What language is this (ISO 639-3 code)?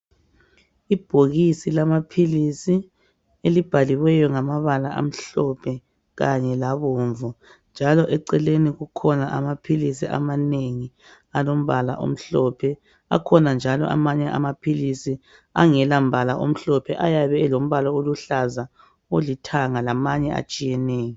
nde